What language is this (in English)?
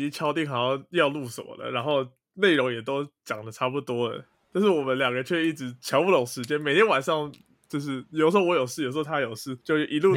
Chinese